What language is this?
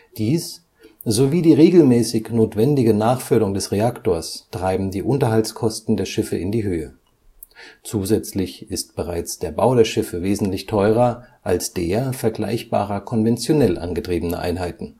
German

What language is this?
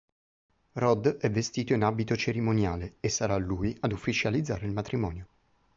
Italian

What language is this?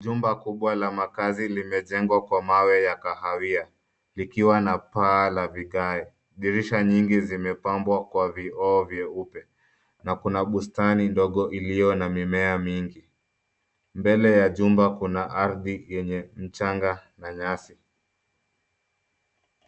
Swahili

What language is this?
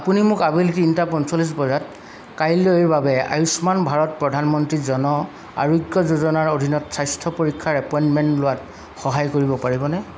Assamese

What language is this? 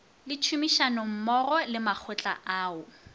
Northern Sotho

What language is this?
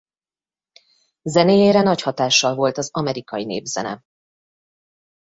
Hungarian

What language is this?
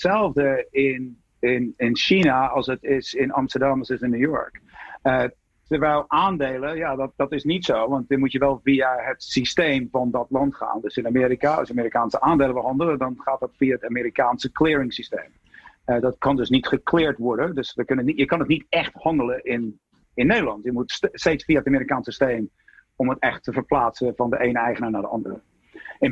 Dutch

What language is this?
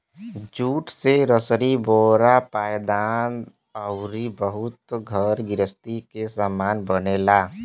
Bhojpuri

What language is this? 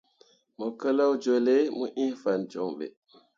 Mundang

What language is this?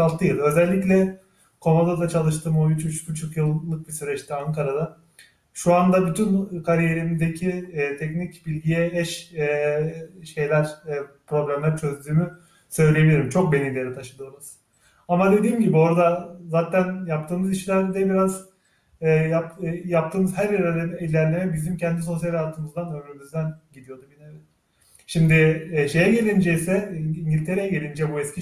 Turkish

